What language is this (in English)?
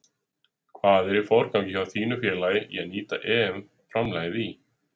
Icelandic